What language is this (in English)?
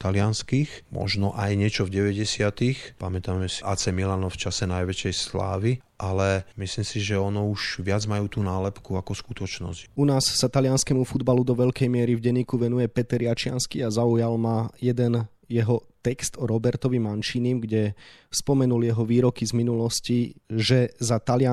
Slovak